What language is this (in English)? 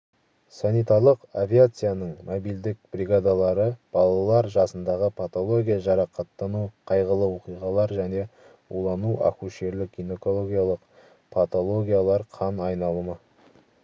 Kazakh